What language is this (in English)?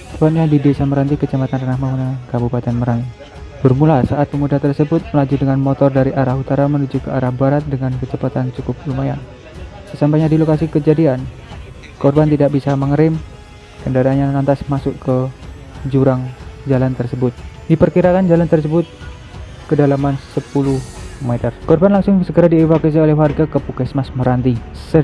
Indonesian